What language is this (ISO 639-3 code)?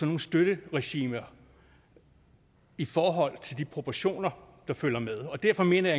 dan